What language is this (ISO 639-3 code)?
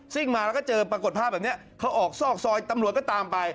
tha